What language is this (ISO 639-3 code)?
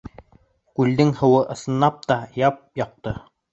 bak